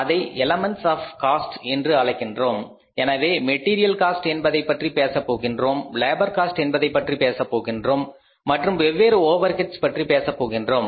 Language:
Tamil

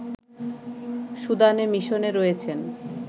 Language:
Bangla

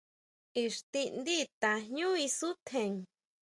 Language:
Huautla Mazatec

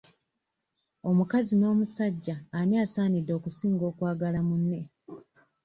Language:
Ganda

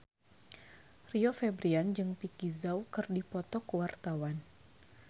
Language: Sundanese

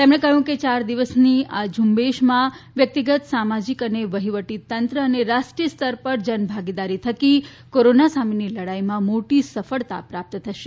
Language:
Gujarati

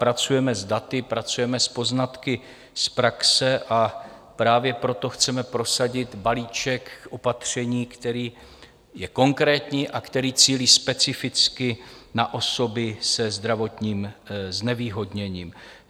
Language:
Czech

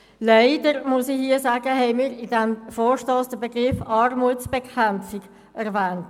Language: Swiss German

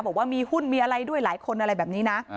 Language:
Thai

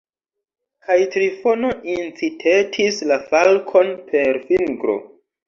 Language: Esperanto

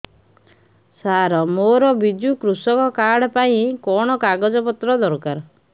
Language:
Odia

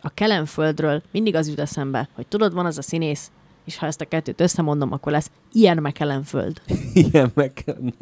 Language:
Hungarian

